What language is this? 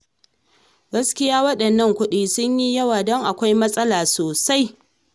Hausa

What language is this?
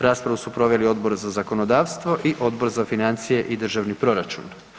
Croatian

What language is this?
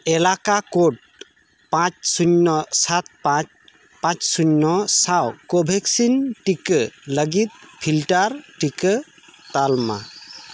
Santali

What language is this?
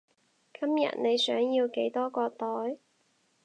Cantonese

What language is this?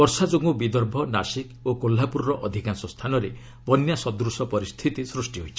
Odia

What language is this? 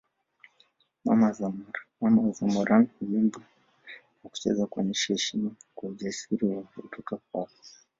Swahili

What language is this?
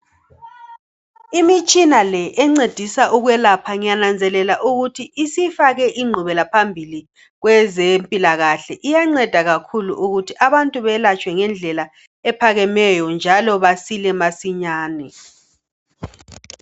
North Ndebele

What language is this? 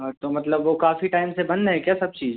Hindi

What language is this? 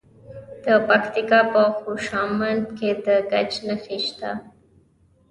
Pashto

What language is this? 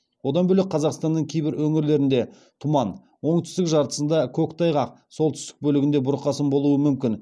Kazakh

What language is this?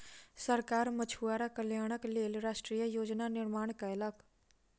Maithili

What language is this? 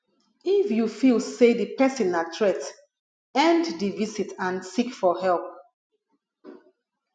Nigerian Pidgin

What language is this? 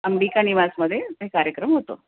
Marathi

